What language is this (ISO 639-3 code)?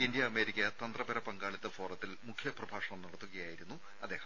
mal